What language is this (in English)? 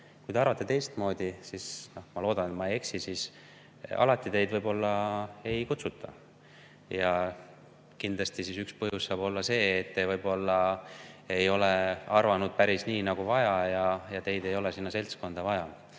Estonian